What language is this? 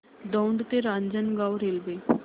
Marathi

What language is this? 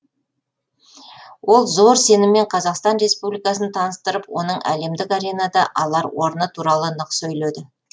Kazakh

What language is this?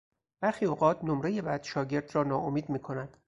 Persian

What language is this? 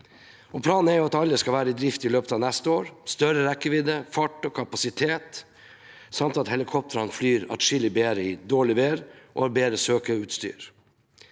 Norwegian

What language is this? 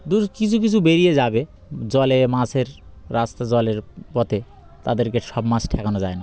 Bangla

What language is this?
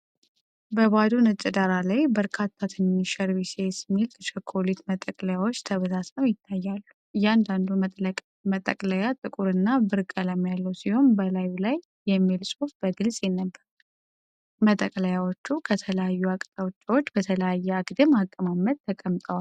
Amharic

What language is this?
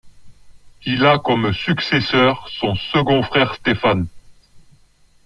French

